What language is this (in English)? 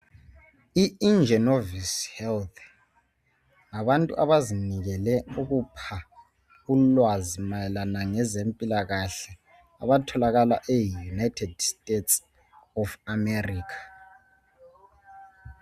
North Ndebele